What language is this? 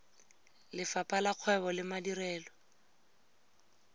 Tswana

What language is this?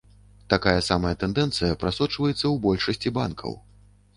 Belarusian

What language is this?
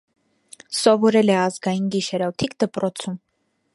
Armenian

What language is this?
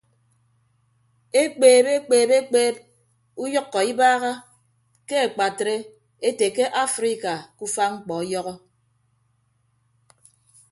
Ibibio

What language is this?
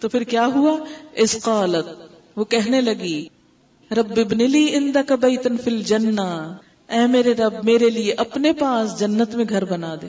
Urdu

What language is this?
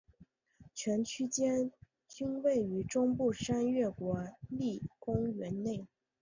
Chinese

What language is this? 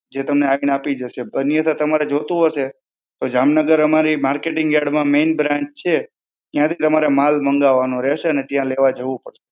Gujarati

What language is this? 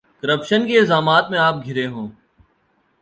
Urdu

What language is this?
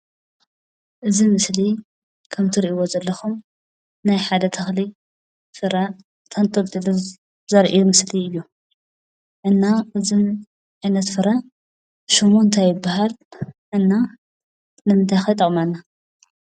Tigrinya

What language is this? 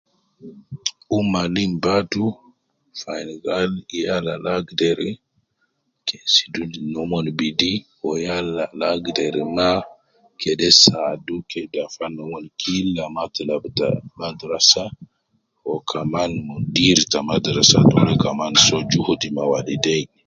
Nubi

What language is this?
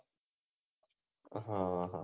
Gujarati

